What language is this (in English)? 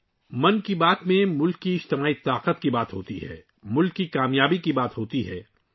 Urdu